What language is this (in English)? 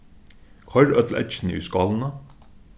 Faroese